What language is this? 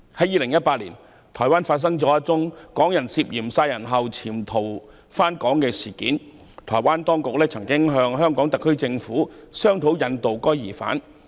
Cantonese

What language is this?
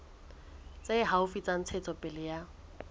Southern Sotho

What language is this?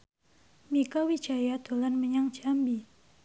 Javanese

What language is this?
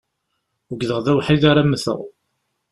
Kabyle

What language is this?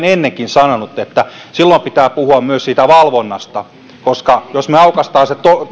Finnish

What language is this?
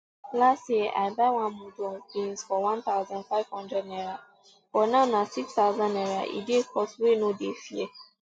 Nigerian Pidgin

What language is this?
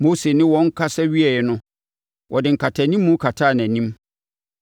Akan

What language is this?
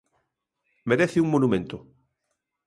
Galician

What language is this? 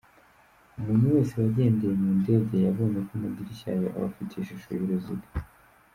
Kinyarwanda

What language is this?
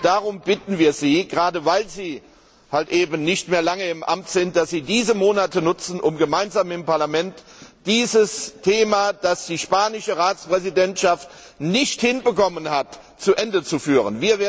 German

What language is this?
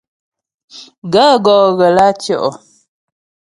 Ghomala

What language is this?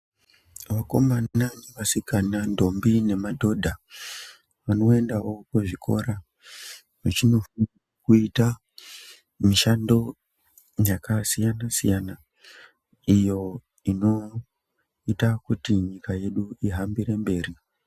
Ndau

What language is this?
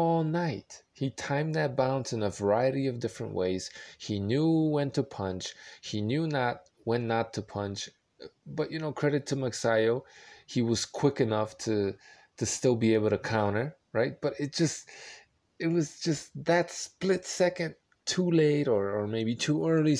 English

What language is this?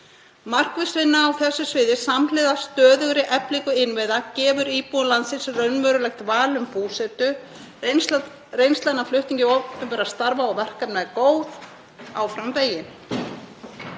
Icelandic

